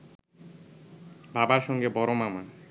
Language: Bangla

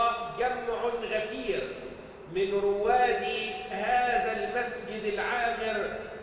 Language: Arabic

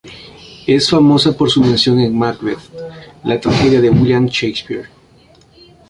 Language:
Spanish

